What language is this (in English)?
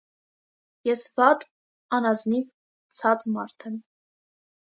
Armenian